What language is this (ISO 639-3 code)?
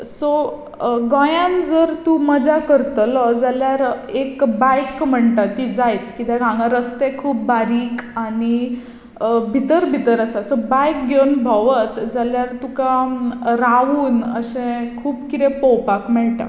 kok